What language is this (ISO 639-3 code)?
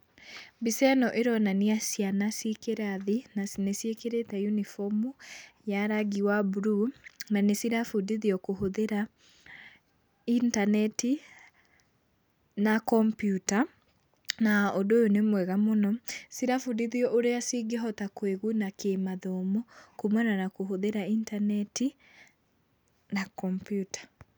kik